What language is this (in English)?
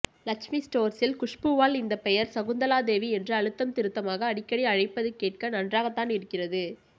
Tamil